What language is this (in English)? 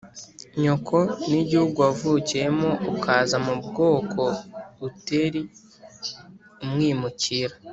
Kinyarwanda